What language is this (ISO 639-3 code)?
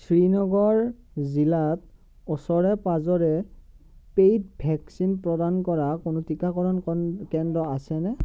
asm